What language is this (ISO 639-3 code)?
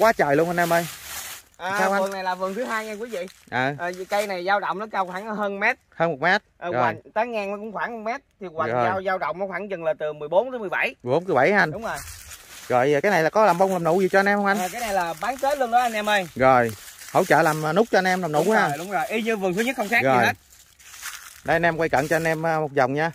vie